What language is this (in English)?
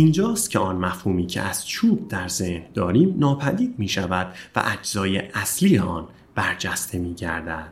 Persian